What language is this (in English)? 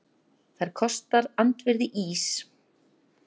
Icelandic